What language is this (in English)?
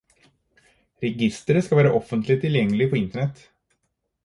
Norwegian Bokmål